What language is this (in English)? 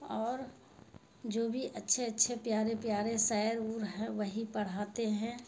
Urdu